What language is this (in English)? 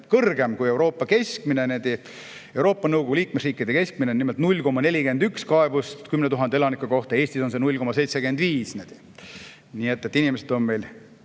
Estonian